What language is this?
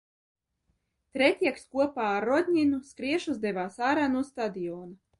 Latvian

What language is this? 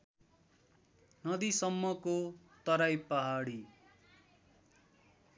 Nepali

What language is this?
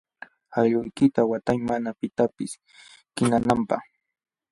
Jauja Wanca Quechua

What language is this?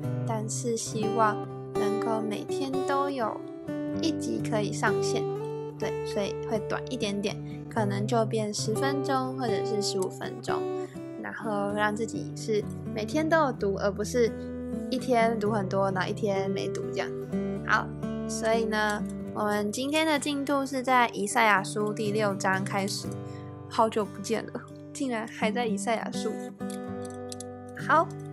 Chinese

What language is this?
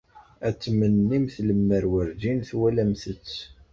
Kabyle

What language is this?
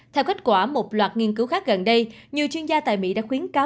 Vietnamese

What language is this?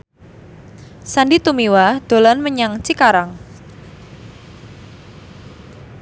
Javanese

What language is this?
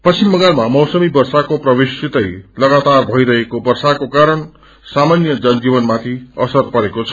Nepali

